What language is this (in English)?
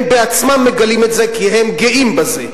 Hebrew